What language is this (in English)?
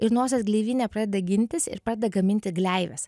Lithuanian